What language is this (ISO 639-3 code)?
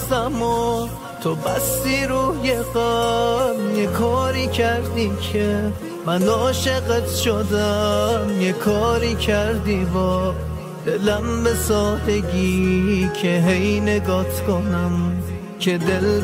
fas